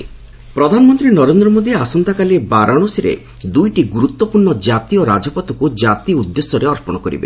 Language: Odia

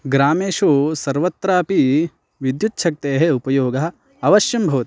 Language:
Sanskrit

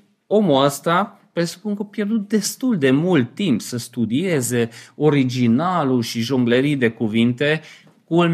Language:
Romanian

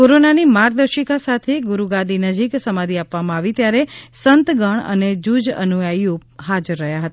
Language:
Gujarati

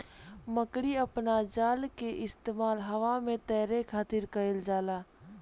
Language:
Bhojpuri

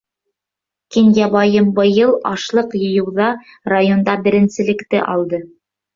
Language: Bashkir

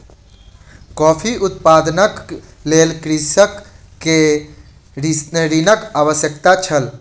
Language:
Maithili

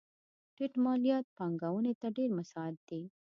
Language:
Pashto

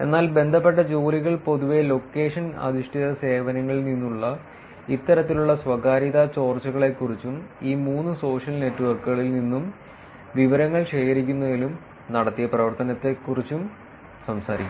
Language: Malayalam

